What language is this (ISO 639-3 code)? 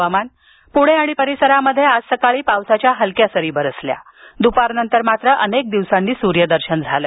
mar